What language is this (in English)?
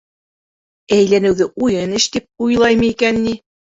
Bashkir